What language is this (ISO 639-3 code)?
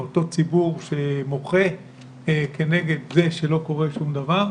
heb